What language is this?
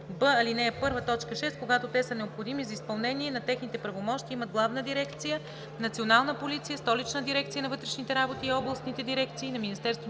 Bulgarian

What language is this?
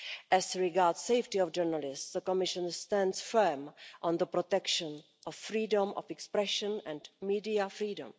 English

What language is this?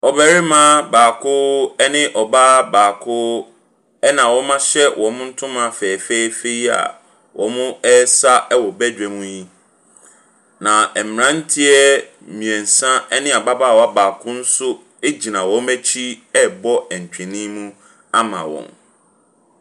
Akan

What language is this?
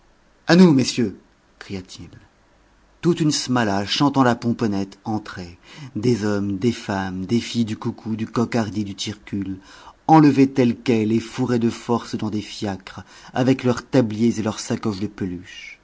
French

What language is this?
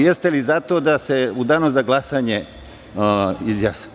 Serbian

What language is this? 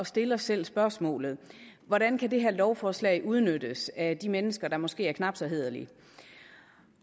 Danish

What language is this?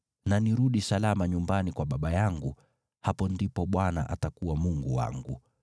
Swahili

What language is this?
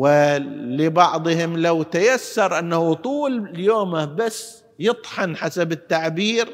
Arabic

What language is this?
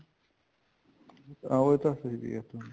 Punjabi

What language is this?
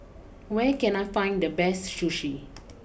English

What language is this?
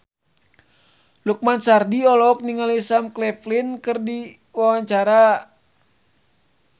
Sundanese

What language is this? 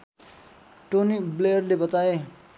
Nepali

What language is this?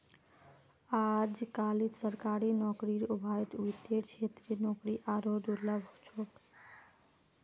Magahi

